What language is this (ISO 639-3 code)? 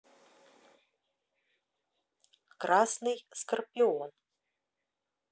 rus